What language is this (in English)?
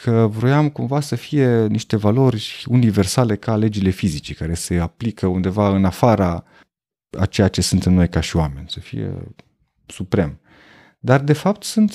Romanian